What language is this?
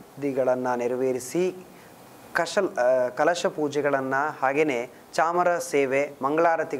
Kannada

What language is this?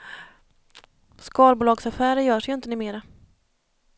Swedish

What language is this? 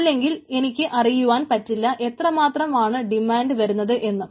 Malayalam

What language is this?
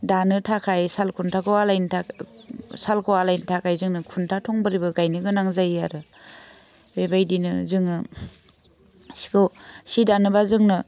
Bodo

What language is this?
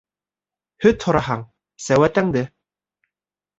Bashkir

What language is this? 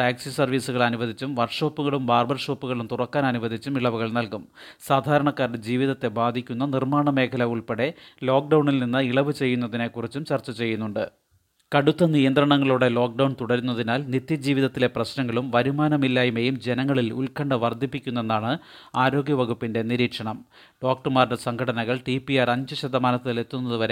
Malayalam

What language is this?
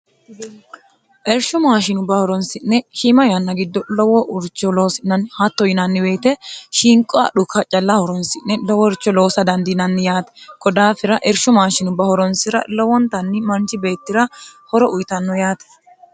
Sidamo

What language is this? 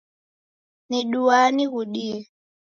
Taita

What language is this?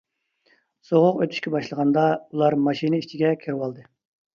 Uyghur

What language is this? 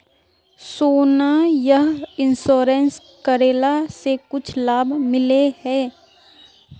Magahi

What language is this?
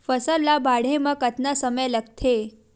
Chhattisgarhi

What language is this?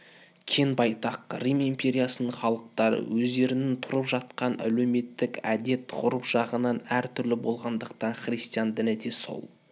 Kazakh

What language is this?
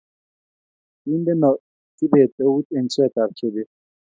Kalenjin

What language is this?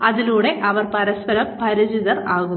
Malayalam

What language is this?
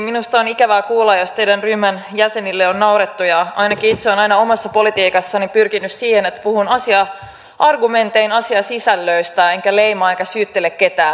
Finnish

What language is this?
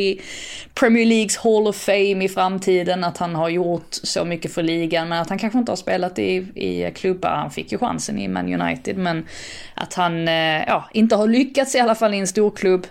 Swedish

